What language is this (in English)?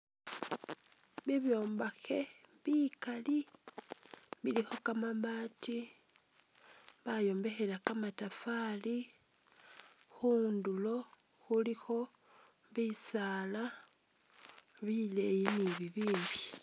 Masaaba